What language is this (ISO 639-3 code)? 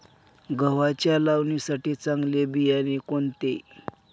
mar